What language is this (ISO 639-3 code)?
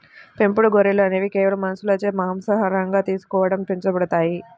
tel